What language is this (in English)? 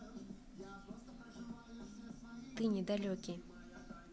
Russian